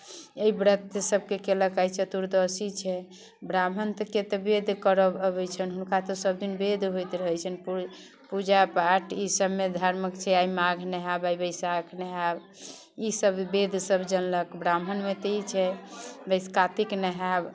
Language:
Maithili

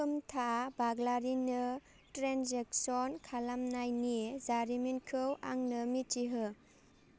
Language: Bodo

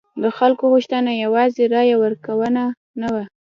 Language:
Pashto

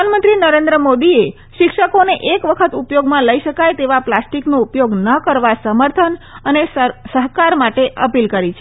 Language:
Gujarati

